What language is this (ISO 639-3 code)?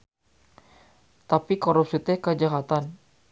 sun